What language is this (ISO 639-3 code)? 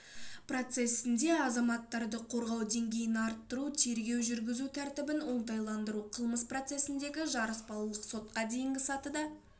kaz